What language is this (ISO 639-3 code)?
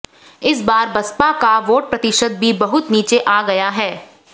hin